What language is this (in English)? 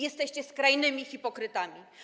Polish